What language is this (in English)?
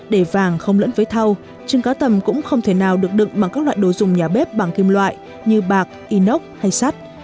Vietnamese